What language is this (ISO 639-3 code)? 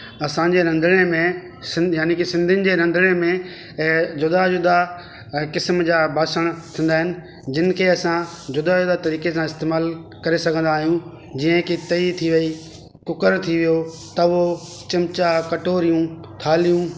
snd